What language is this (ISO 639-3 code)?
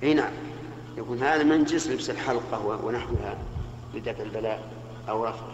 ara